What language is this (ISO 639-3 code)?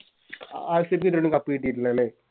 mal